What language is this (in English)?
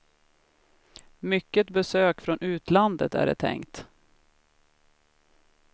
Swedish